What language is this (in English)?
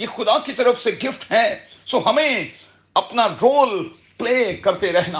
Urdu